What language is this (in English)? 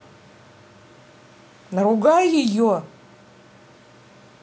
Russian